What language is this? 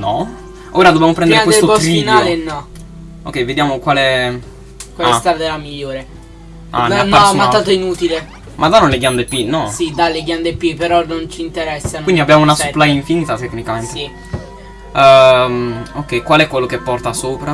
Italian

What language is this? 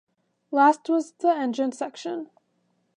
English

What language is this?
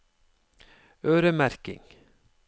Norwegian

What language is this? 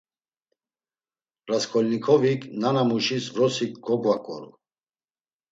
Laz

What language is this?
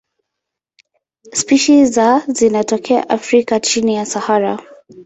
Swahili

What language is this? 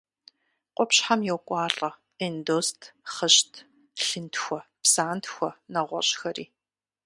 Kabardian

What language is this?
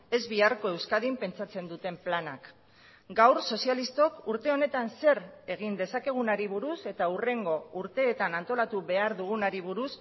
Basque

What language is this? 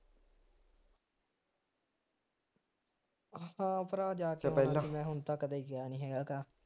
Punjabi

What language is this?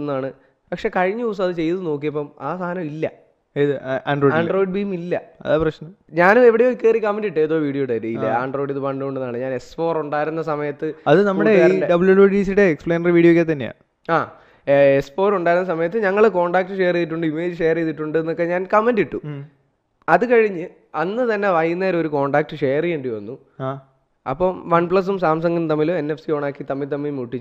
Malayalam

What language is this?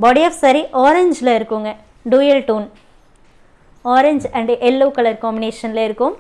Tamil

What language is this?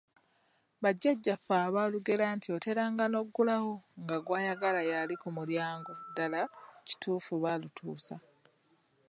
Ganda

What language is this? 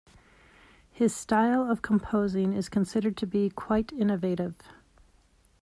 English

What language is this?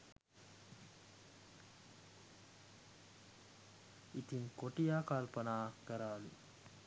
Sinhala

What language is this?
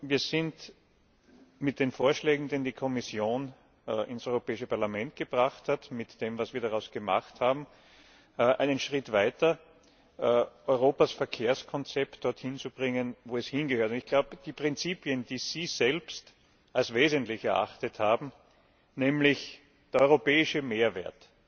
German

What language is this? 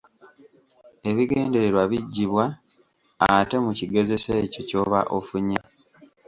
Ganda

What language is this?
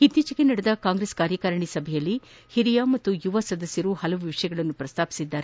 Kannada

